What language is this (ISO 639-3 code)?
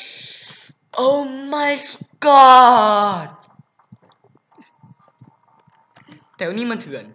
tha